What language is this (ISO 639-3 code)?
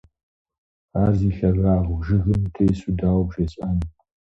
kbd